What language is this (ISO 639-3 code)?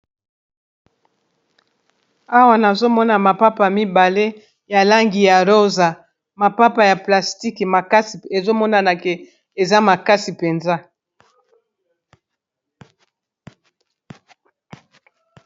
lin